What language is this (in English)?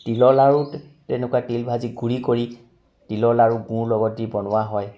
Assamese